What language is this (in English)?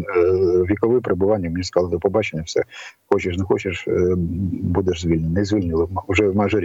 Ukrainian